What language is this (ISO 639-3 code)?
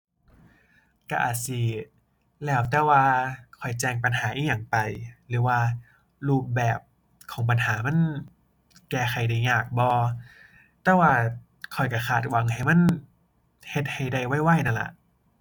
tha